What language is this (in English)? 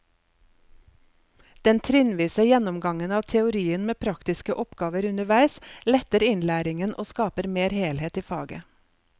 Norwegian